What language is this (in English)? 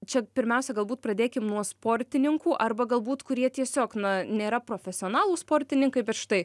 Lithuanian